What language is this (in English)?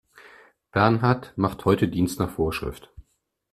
German